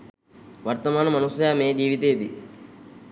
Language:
Sinhala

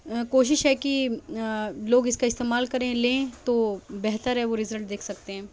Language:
Urdu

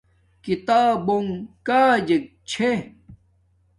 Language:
Domaaki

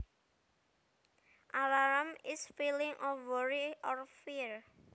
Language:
Javanese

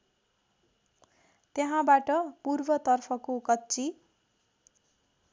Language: Nepali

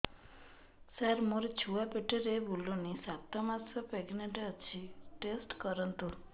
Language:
Odia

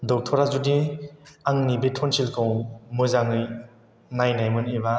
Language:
Bodo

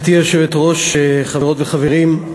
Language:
Hebrew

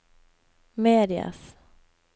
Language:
Norwegian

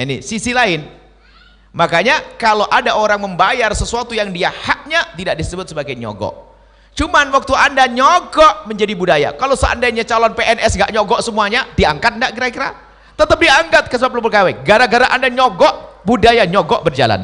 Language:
Indonesian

